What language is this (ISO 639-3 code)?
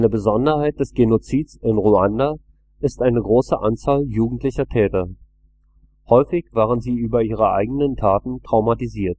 deu